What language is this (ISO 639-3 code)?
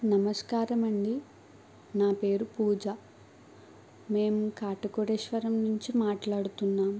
tel